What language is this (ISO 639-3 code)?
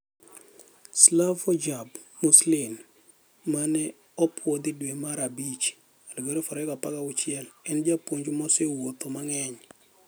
luo